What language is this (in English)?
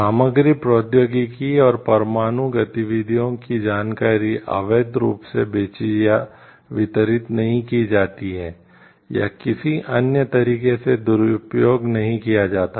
Hindi